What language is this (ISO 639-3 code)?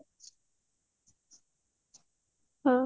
ori